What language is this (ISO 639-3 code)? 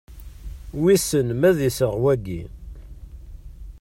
kab